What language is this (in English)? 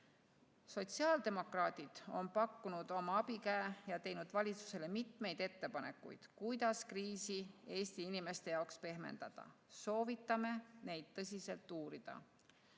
Estonian